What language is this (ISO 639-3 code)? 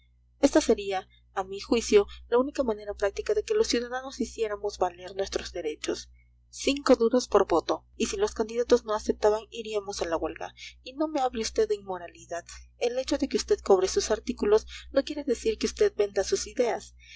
spa